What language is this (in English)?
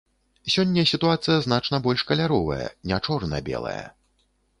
Belarusian